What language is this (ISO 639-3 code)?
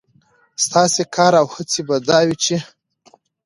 pus